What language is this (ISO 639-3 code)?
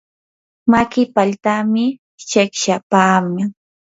qur